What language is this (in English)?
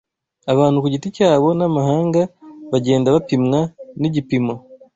Kinyarwanda